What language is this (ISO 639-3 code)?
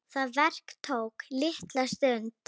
isl